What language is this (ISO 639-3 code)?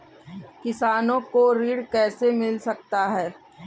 hin